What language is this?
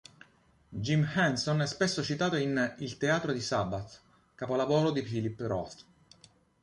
Italian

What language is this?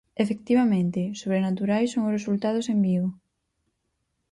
Galician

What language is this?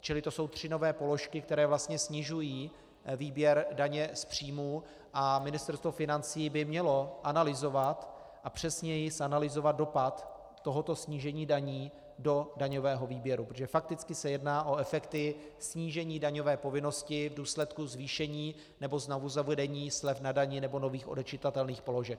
Czech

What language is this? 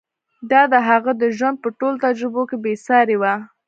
Pashto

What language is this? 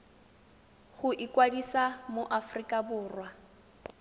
Tswana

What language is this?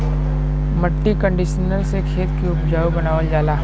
Bhojpuri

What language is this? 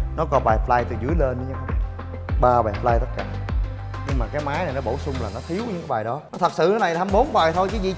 Vietnamese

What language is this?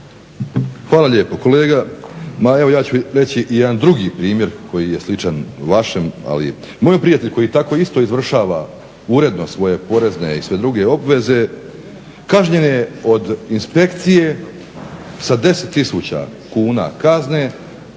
Croatian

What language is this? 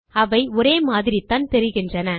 Tamil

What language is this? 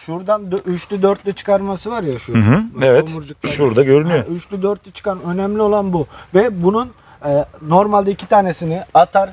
Turkish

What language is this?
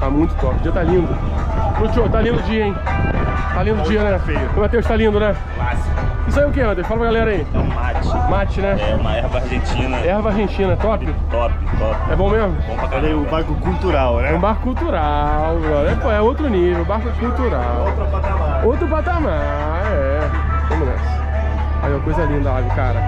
Portuguese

